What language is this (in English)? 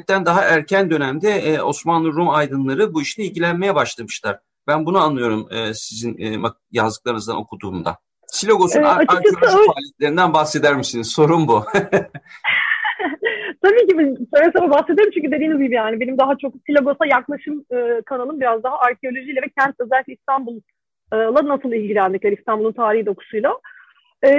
Turkish